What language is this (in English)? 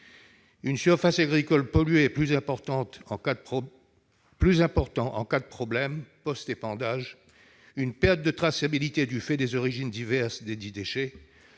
French